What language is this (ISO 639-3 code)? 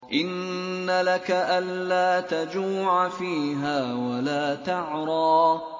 ara